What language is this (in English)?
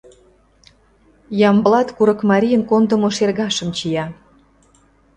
Mari